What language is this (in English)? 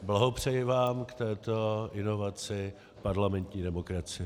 Czech